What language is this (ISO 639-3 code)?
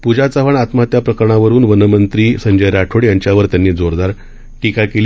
mar